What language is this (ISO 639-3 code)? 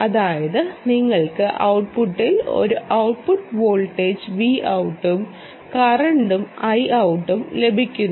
mal